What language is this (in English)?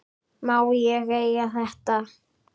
Icelandic